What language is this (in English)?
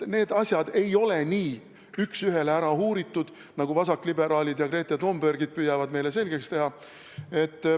Estonian